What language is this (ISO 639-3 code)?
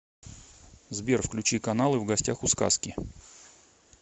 rus